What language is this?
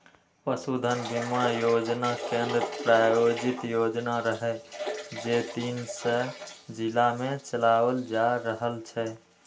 Maithili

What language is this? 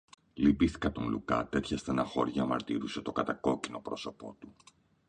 Greek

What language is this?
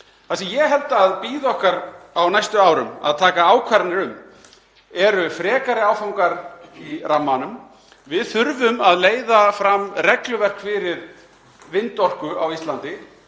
Icelandic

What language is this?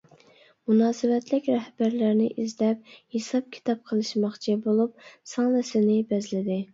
Uyghur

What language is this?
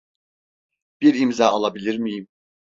Turkish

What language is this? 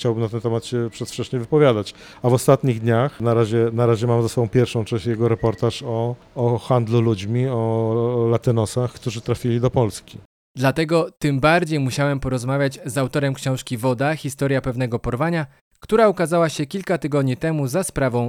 Polish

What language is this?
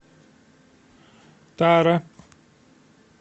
Russian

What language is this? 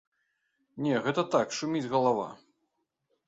Belarusian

